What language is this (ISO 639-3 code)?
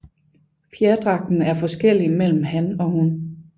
dan